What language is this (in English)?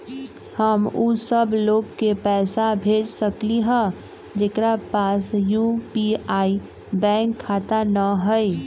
Magahi